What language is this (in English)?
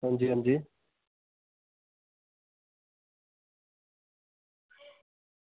Dogri